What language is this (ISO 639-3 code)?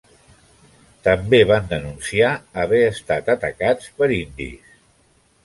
cat